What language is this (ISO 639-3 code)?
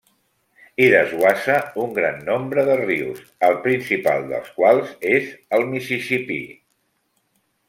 cat